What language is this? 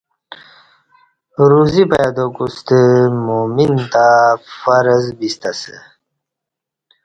Kati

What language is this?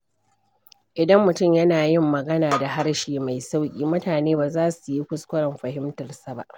Hausa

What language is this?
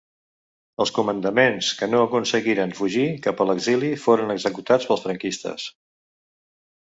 Catalan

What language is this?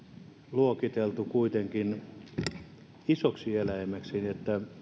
Finnish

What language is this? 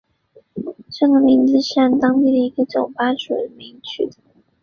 Chinese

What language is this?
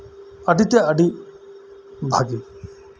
Santali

